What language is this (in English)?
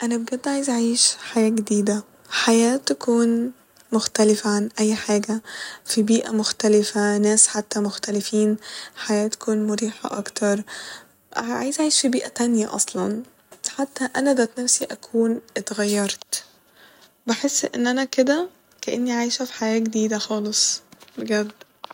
Egyptian Arabic